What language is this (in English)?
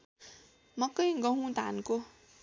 Nepali